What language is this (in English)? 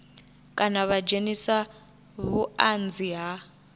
Venda